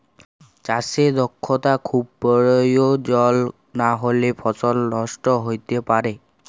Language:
Bangla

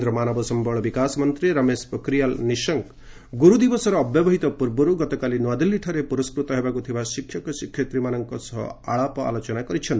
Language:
Odia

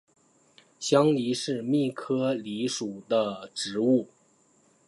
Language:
Chinese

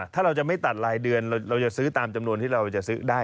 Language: Thai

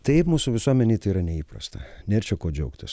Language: Lithuanian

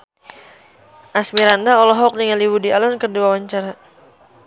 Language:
Sundanese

